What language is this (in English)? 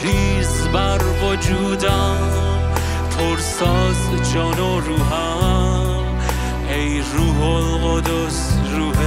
Persian